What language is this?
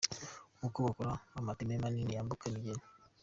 Kinyarwanda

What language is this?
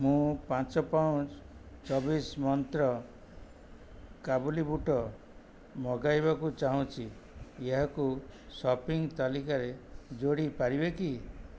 Odia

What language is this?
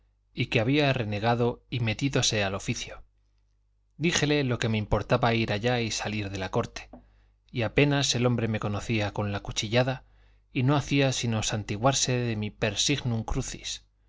Spanish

